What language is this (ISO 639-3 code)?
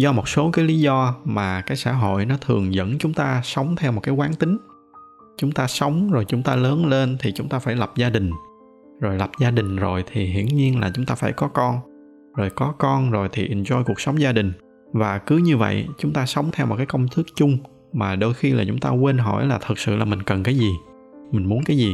vie